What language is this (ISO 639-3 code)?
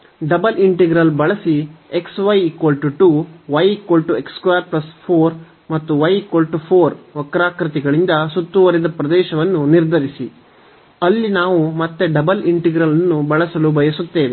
kan